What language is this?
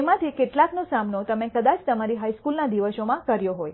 Gujarati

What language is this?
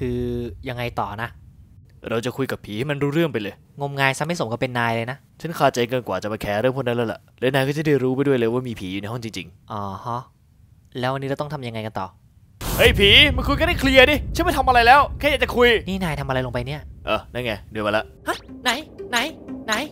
Thai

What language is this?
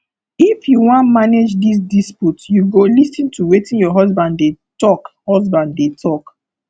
Nigerian Pidgin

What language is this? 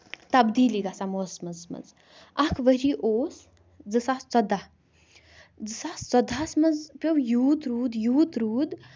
Kashmiri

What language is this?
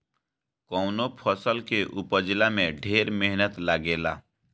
Bhojpuri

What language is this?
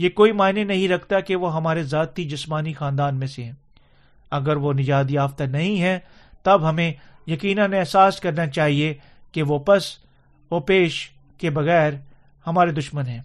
Urdu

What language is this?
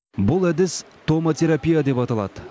Kazakh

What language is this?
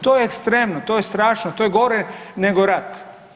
Croatian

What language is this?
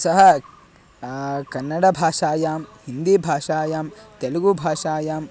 Sanskrit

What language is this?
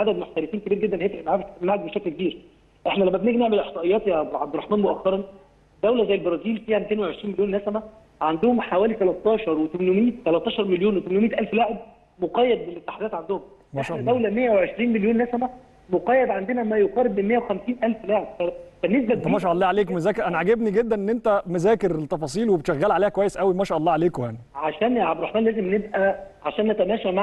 Arabic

